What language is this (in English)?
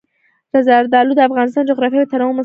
Pashto